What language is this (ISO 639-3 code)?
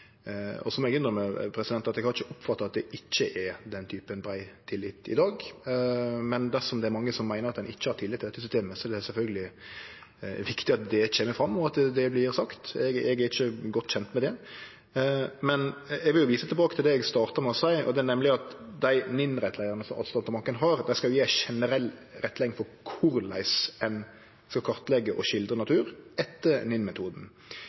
nno